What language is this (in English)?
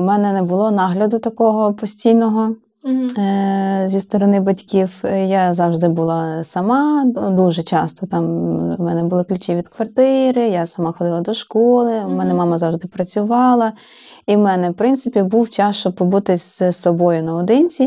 Ukrainian